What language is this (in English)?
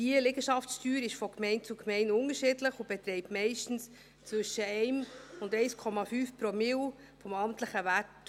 Swiss German